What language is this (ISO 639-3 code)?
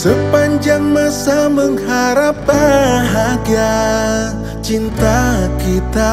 ind